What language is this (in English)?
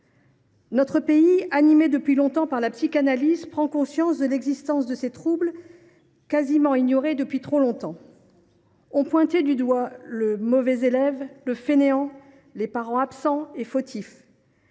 French